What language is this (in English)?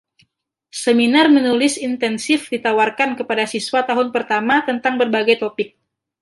Indonesian